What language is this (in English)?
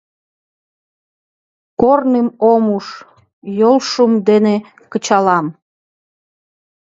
Mari